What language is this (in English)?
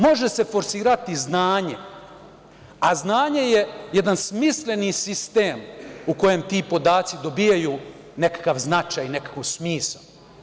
Serbian